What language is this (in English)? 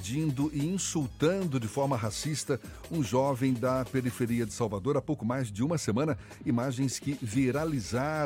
Portuguese